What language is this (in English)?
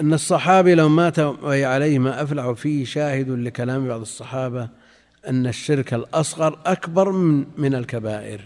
Arabic